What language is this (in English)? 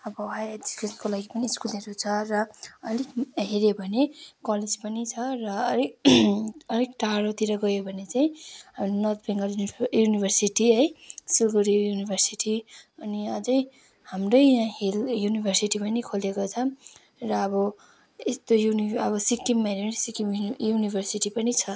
Nepali